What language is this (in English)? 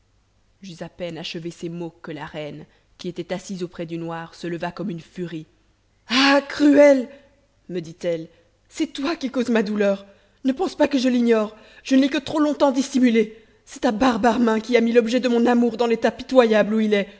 French